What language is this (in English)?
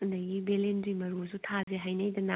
Manipuri